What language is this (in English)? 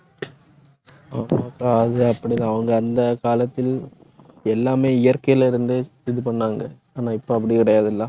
Tamil